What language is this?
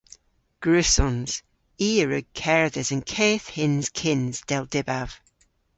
Cornish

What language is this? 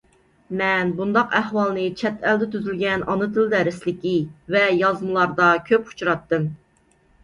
Uyghur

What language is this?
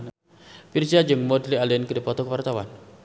Sundanese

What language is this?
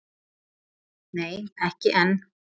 Icelandic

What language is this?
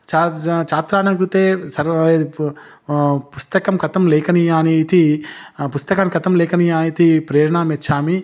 Sanskrit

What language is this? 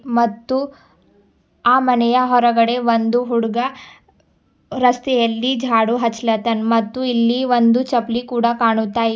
Kannada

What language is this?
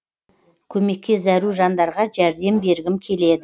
Kazakh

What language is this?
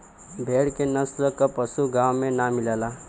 Bhojpuri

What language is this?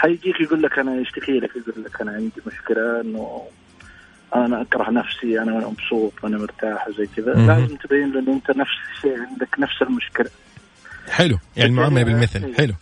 Arabic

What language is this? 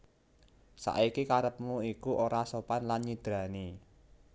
Javanese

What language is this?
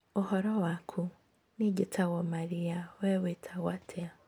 Kikuyu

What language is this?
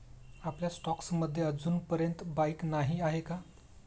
Marathi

